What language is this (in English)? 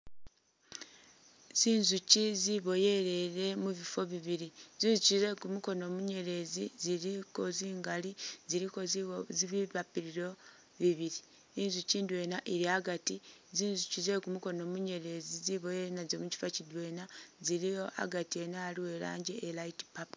Masaaba